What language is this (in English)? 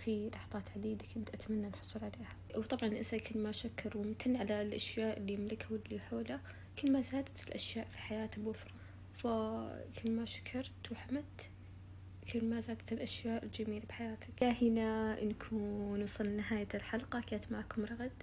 Arabic